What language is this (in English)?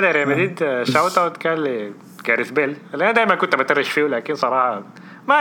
Arabic